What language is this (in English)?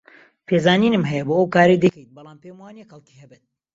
Central Kurdish